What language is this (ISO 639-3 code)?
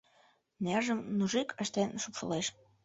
chm